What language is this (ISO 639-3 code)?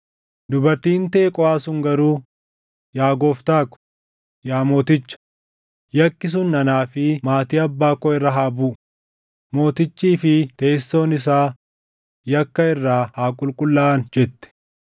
orm